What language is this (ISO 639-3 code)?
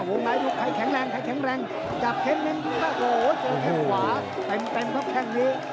tha